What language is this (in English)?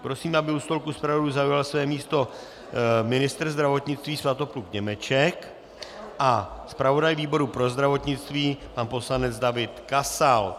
Czech